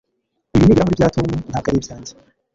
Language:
Kinyarwanda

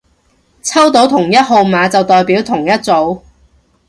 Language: Cantonese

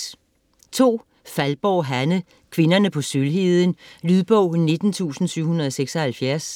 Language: Danish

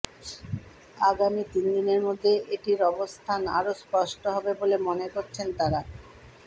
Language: Bangla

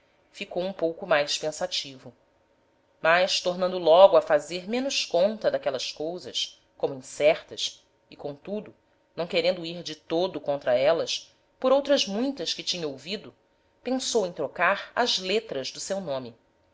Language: Portuguese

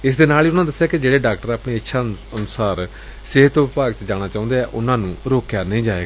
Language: Punjabi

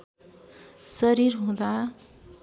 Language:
Nepali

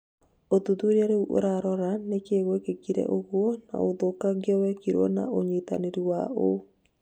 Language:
Kikuyu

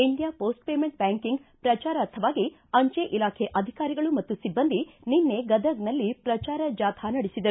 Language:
Kannada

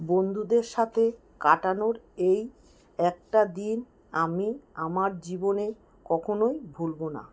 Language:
Bangla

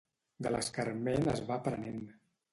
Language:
Catalan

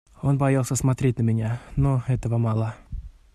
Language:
Russian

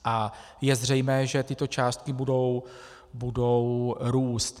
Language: Czech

